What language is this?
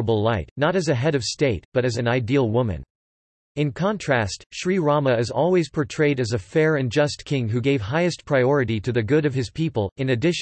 English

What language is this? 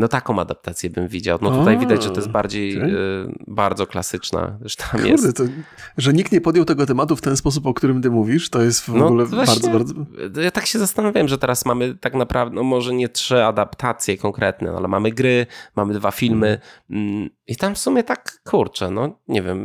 Polish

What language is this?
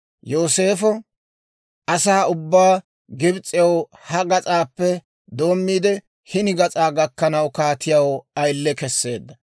Dawro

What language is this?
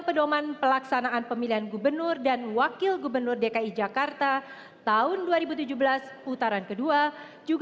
Indonesian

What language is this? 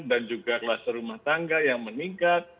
Indonesian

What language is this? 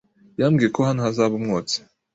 Kinyarwanda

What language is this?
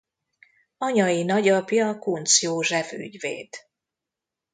Hungarian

